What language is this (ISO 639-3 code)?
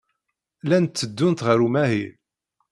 kab